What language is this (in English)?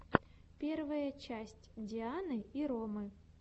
Russian